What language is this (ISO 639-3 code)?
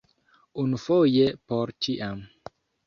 epo